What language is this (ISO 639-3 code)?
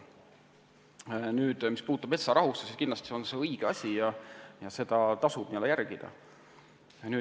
est